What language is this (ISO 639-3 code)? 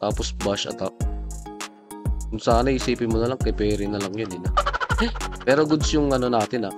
fil